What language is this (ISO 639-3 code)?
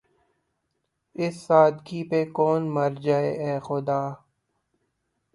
urd